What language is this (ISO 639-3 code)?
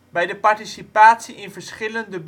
nld